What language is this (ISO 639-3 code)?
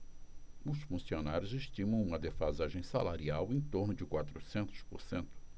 por